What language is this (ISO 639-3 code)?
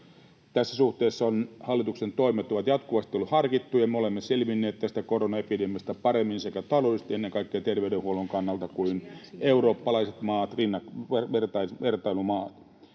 fin